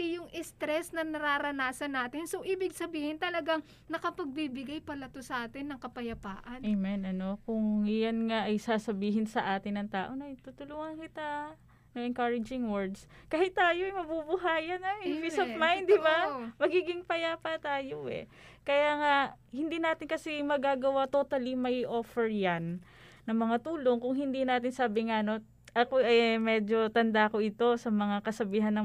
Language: Filipino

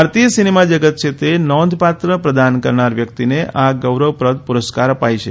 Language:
Gujarati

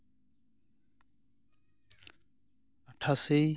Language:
Santali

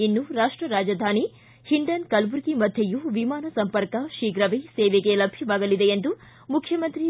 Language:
Kannada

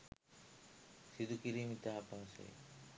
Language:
Sinhala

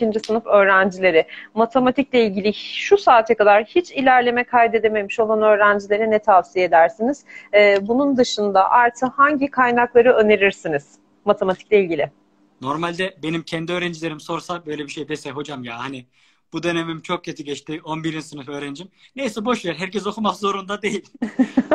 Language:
Turkish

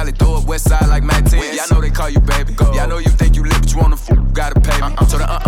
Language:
English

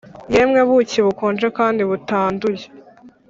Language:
Kinyarwanda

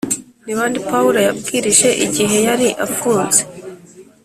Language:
Kinyarwanda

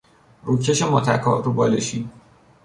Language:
Persian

